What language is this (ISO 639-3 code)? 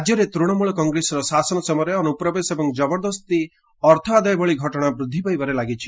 ori